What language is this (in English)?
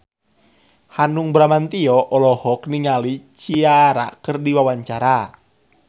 Sundanese